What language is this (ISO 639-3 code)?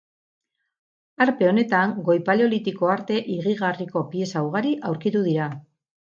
eus